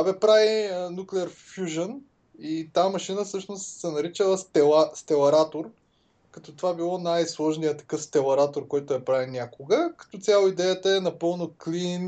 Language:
Bulgarian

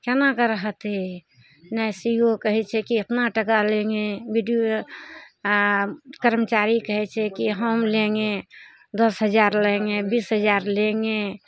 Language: Maithili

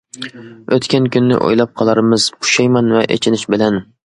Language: Uyghur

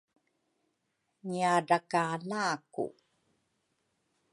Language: Rukai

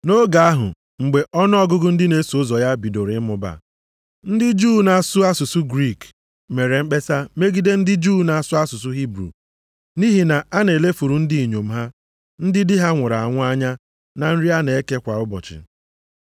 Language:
Igbo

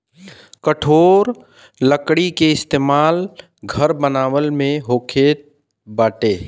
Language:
Bhojpuri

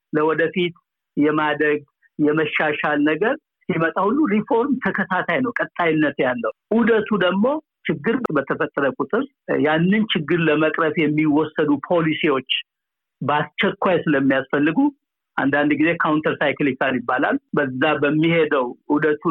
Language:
Amharic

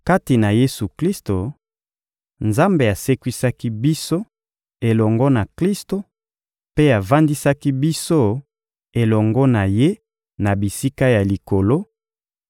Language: Lingala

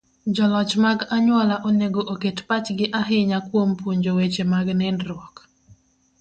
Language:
Luo (Kenya and Tanzania)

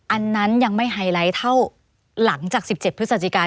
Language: Thai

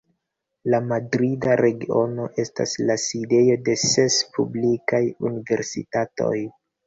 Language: Esperanto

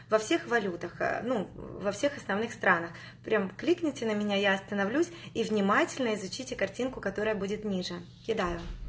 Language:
Russian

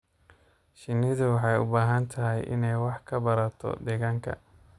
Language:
Somali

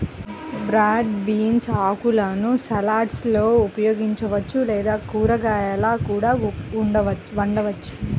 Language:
Telugu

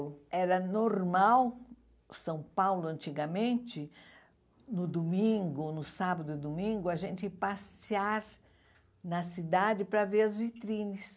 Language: Portuguese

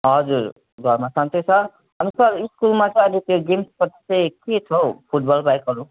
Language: Nepali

